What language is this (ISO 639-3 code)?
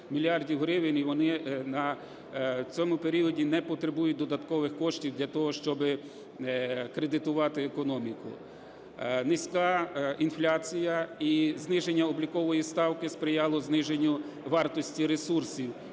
ukr